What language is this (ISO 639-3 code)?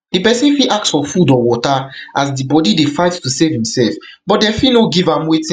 pcm